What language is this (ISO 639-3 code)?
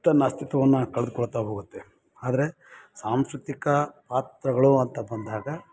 kan